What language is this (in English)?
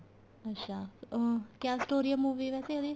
Punjabi